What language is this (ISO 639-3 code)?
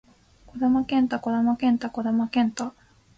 jpn